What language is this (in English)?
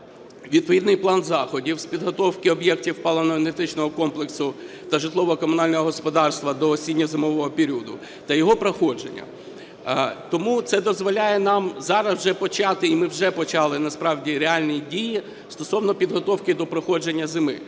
Ukrainian